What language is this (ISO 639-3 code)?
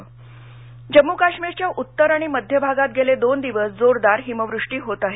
mar